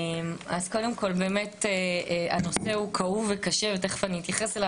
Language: Hebrew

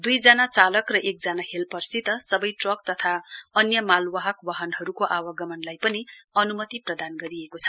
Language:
Nepali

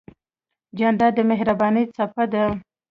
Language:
Pashto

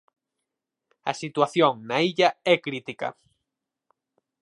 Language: Galician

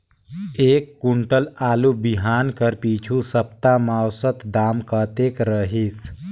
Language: Chhattisgarhi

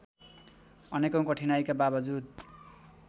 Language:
Nepali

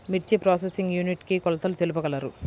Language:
Telugu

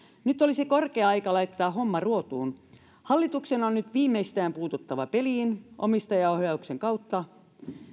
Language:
Finnish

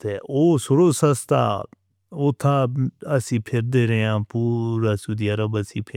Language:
Northern Hindko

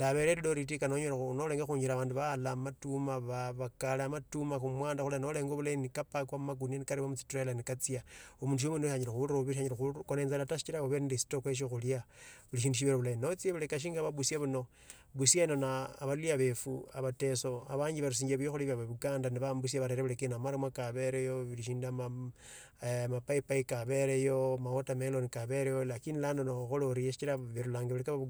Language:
Tsotso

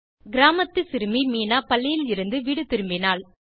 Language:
Tamil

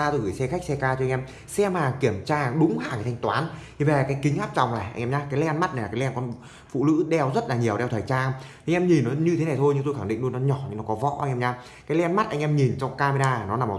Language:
Vietnamese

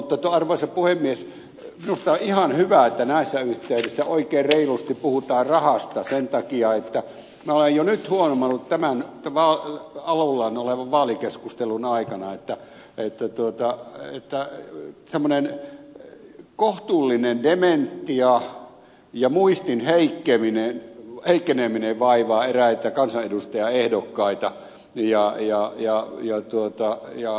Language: Finnish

